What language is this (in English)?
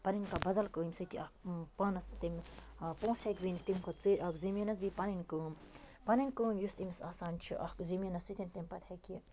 Kashmiri